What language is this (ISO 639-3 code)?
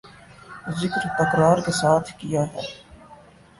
urd